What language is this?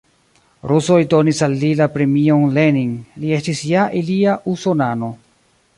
Esperanto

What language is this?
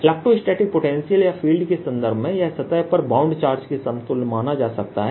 Hindi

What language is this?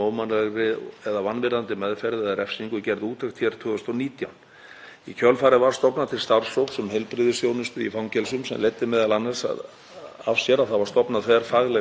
Icelandic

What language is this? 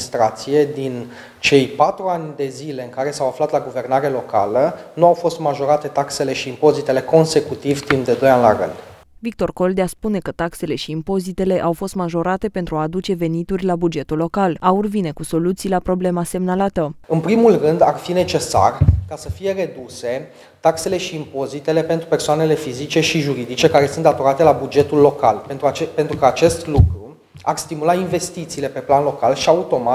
Romanian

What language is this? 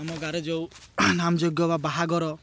Odia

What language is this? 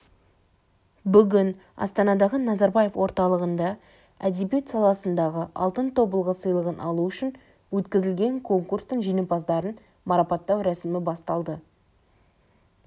Kazakh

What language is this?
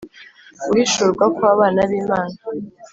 Kinyarwanda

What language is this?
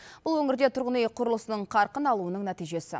Kazakh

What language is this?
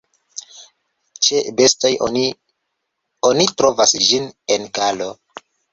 Esperanto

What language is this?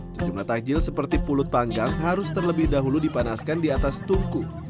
Indonesian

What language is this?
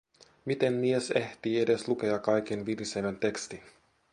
Finnish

